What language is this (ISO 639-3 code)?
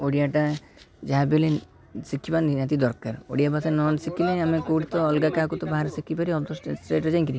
ori